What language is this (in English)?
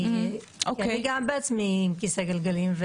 Hebrew